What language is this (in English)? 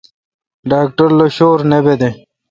Kalkoti